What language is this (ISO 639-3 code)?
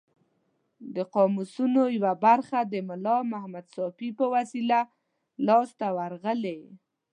pus